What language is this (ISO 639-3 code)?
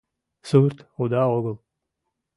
chm